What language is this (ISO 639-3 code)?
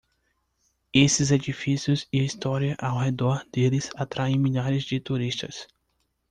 por